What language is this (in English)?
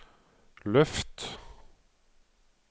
Norwegian